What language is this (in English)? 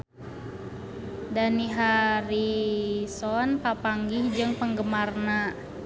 Sundanese